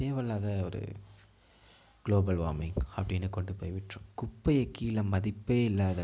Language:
Tamil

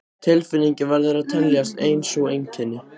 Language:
Icelandic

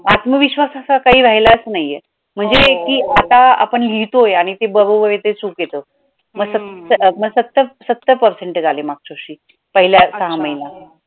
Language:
Marathi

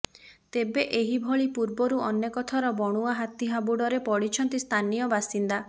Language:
Odia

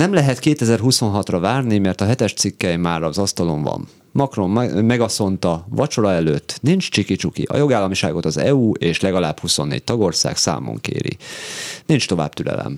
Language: Hungarian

